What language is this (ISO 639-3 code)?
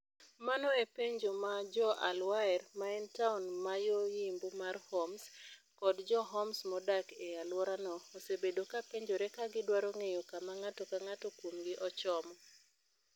luo